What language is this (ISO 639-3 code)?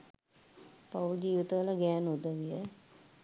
sin